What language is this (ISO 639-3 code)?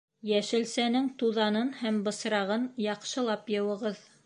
bak